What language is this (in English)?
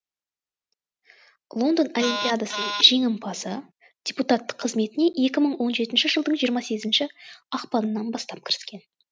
Kazakh